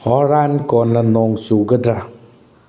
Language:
Manipuri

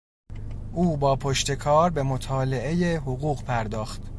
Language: Persian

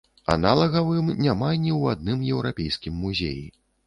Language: Belarusian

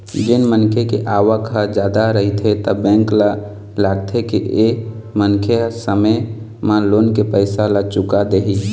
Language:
Chhattisgarhi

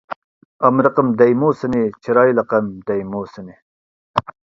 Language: Uyghur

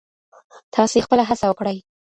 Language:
Pashto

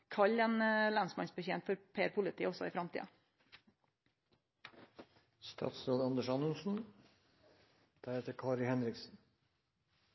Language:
Norwegian Nynorsk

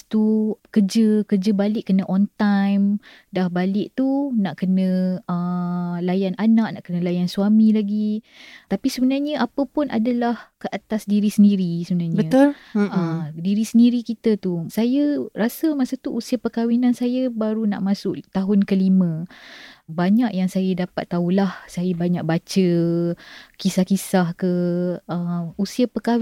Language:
Malay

